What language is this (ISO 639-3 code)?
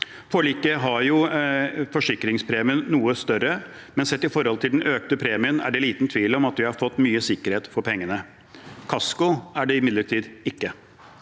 nor